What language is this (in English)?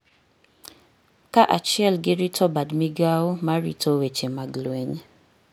Luo (Kenya and Tanzania)